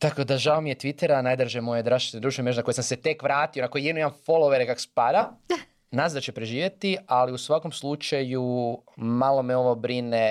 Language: Croatian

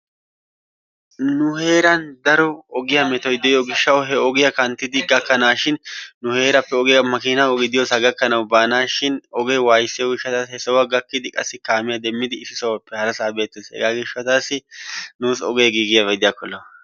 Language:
Wolaytta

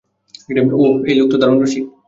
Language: Bangla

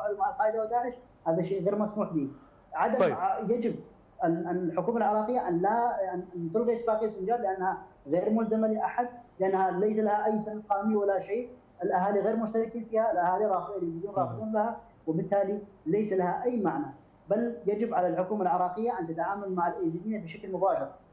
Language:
Arabic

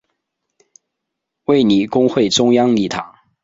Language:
Chinese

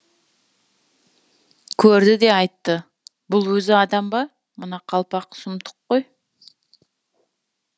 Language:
Kazakh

